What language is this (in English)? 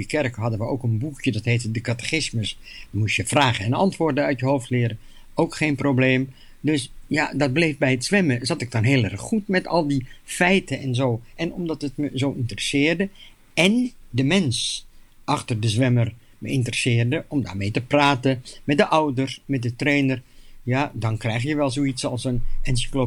Dutch